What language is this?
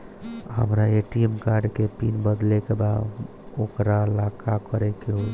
Bhojpuri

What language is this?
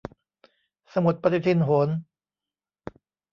Thai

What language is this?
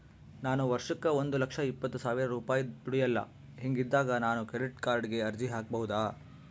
Kannada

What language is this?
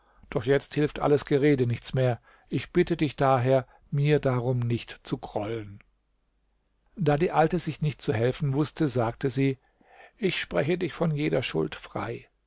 German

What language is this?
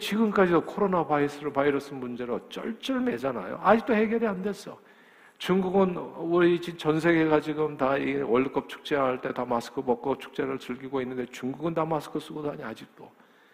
Korean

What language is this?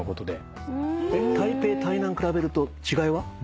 Japanese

